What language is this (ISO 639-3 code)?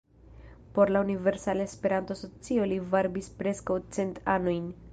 epo